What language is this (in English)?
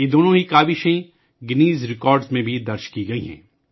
Urdu